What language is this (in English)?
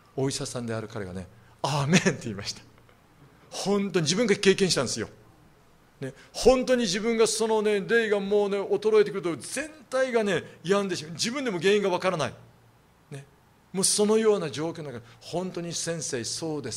Japanese